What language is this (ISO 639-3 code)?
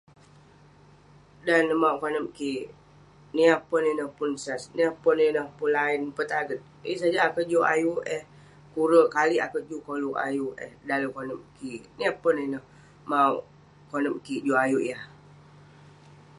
pne